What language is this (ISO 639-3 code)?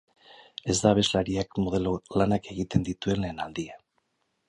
eus